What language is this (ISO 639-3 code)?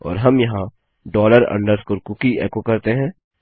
hin